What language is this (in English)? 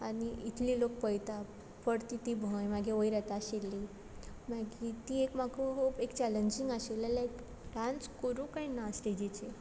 Konkani